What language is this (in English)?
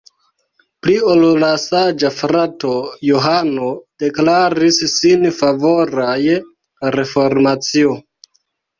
Esperanto